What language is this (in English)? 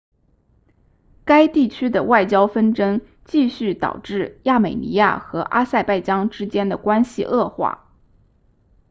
Chinese